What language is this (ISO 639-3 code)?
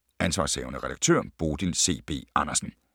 dan